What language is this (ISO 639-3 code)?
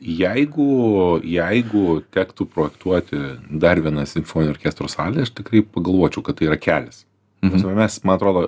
lit